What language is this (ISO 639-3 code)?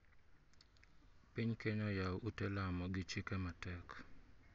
luo